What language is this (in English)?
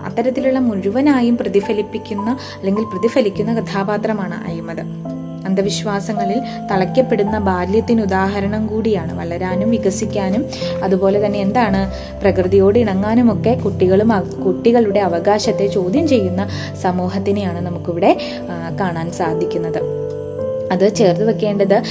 Malayalam